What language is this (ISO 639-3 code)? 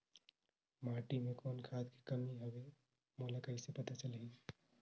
hne